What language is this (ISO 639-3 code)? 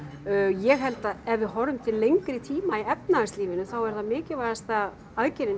isl